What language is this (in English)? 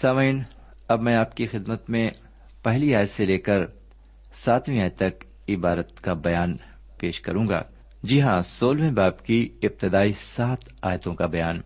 Urdu